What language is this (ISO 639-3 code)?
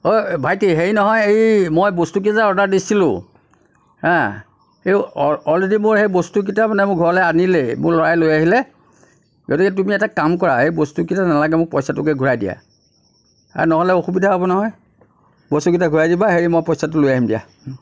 asm